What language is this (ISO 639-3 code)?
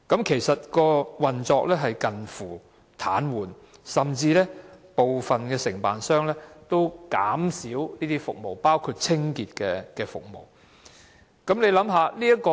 yue